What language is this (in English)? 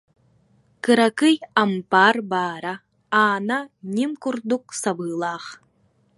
Yakut